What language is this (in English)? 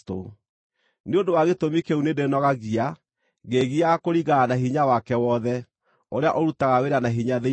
Kikuyu